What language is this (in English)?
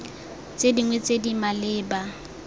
Tswana